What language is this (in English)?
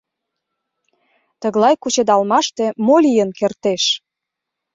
Mari